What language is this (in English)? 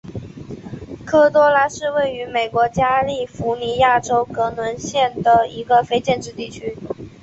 Chinese